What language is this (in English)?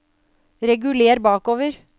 Norwegian